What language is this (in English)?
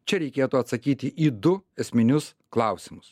Lithuanian